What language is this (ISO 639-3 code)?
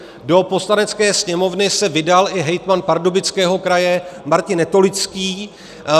ces